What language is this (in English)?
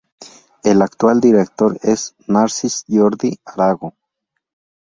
Spanish